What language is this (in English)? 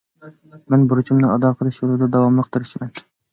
Uyghur